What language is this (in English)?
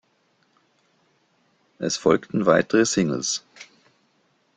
German